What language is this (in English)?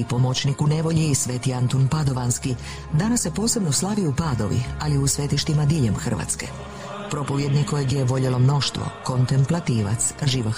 Croatian